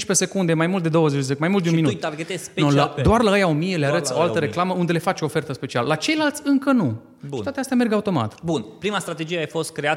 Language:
Romanian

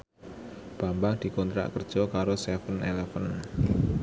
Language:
Javanese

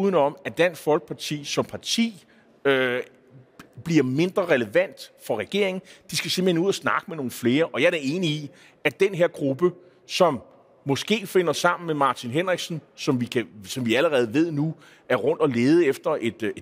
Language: Danish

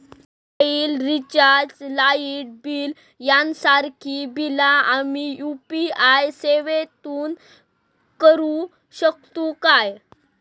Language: Marathi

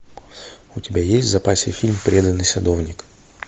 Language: Russian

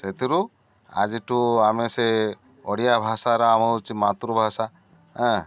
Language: Odia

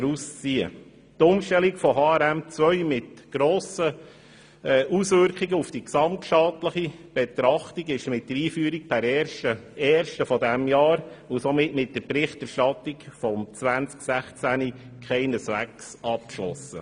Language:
Swiss German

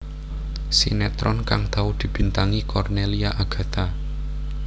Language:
Javanese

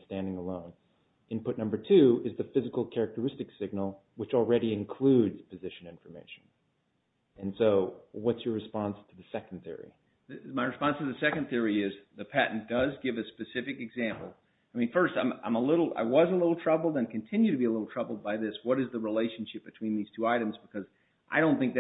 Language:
English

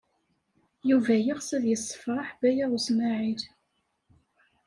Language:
Kabyle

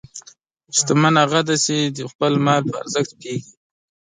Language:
Pashto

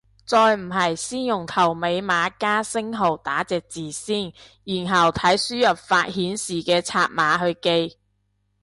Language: Cantonese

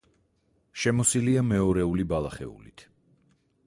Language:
Georgian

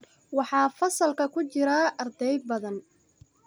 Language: Somali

